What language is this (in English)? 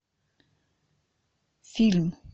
Russian